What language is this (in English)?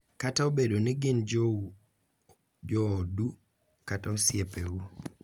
Luo (Kenya and Tanzania)